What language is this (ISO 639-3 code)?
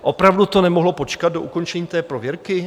ces